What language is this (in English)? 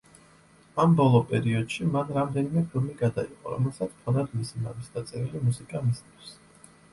Georgian